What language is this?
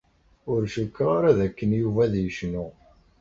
Kabyle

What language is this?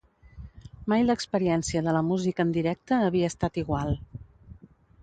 Catalan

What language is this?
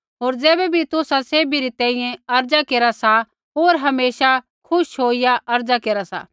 Kullu Pahari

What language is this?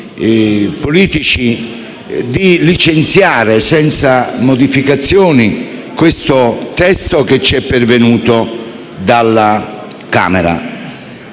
Italian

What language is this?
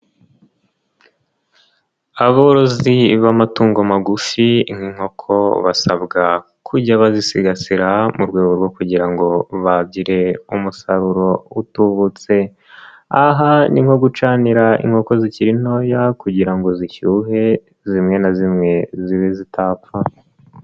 Kinyarwanda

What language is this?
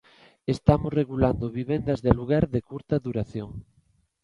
Galician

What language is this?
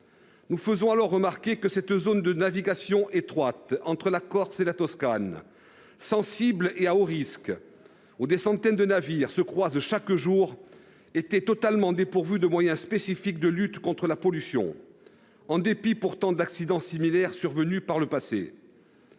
French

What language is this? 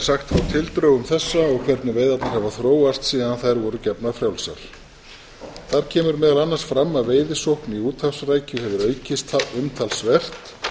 Icelandic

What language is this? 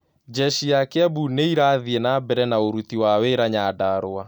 Kikuyu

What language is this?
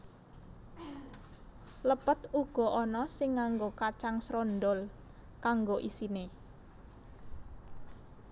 Javanese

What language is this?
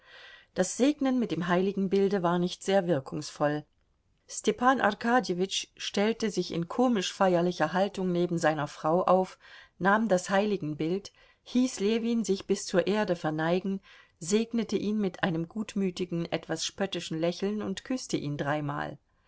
German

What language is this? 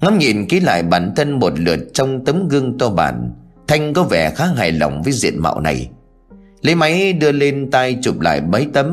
Vietnamese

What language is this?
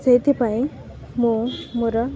Odia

